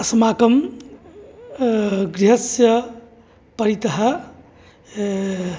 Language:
Sanskrit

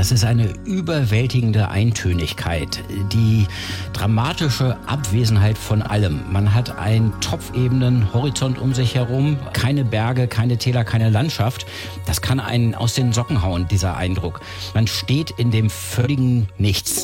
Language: German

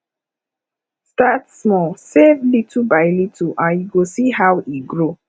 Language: Nigerian Pidgin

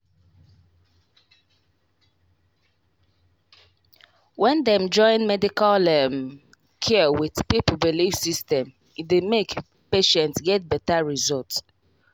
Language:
Nigerian Pidgin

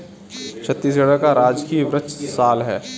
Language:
Hindi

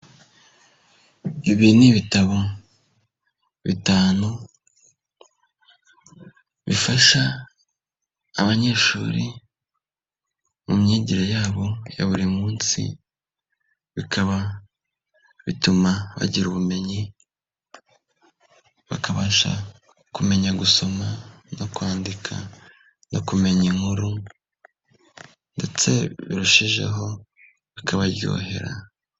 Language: Kinyarwanda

